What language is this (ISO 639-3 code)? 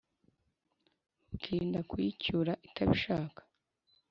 kin